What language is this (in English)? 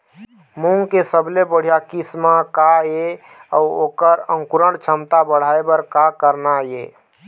Chhattisgarhi